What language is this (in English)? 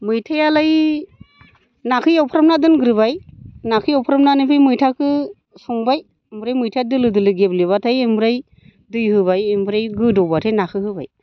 Bodo